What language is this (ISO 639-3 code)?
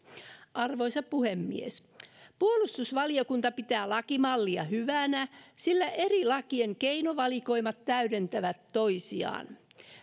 fin